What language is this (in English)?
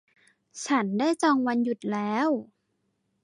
Thai